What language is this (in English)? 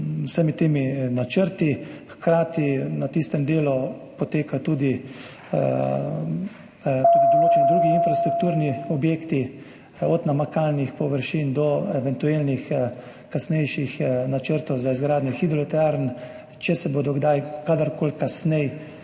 Slovenian